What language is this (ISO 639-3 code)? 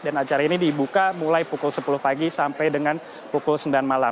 ind